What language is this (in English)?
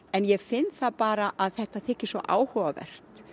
Icelandic